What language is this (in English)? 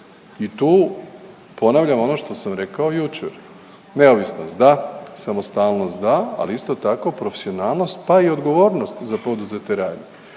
Croatian